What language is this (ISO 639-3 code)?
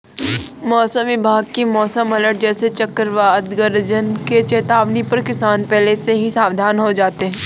hin